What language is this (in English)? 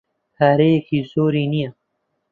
Central Kurdish